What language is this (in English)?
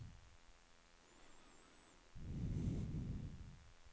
Swedish